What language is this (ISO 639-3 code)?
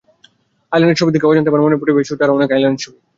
ben